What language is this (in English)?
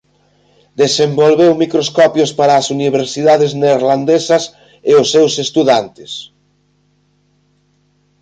Galician